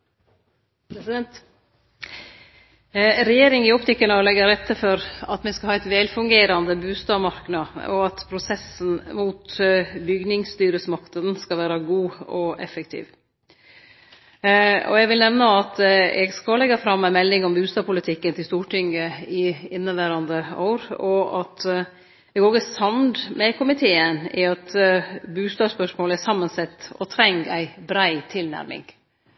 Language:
Norwegian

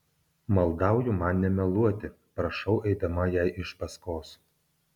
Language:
Lithuanian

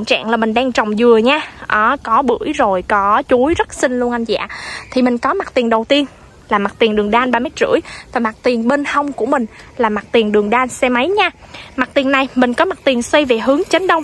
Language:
Vietnamese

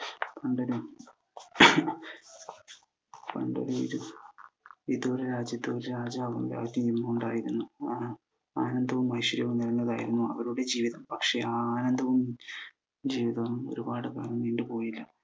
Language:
Malayalam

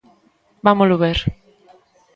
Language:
Galician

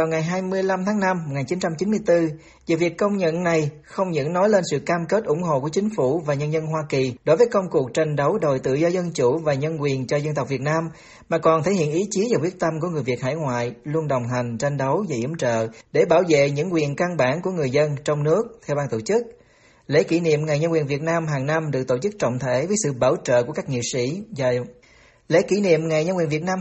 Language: Vietnamese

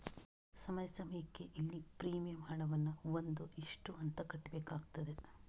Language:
Kannada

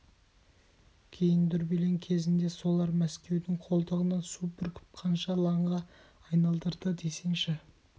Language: Kazakh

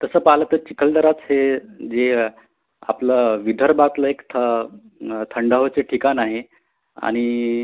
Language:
Marathi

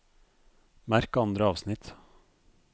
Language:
Norwegian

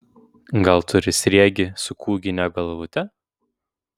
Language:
Lithuanian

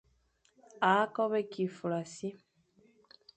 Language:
Fang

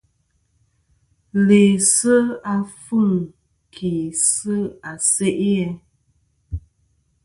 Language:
Kom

